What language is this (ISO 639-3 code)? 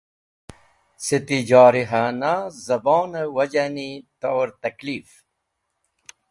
wbl